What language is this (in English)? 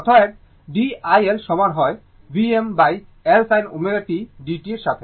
Bangla